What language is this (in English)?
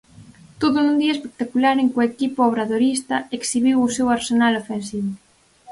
Galician